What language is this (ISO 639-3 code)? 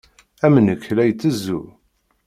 kab